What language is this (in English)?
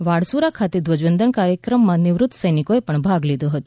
Gujarati